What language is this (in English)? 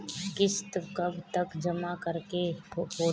Bhojpuri